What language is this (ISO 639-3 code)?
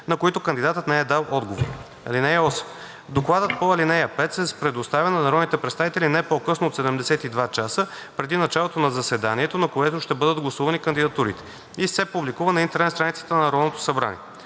bul